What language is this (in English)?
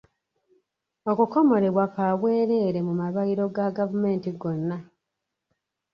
Ganda